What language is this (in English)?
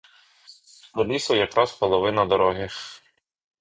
Ukrainian